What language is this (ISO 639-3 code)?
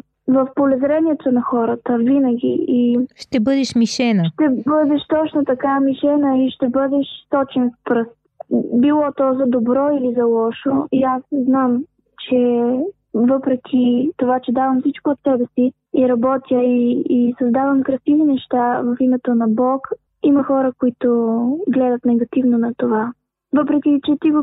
bul